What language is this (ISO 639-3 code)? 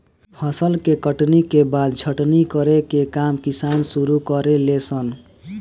bho